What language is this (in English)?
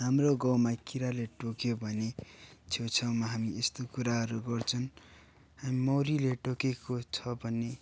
Nepali